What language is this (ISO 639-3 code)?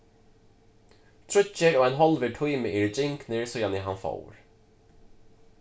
fao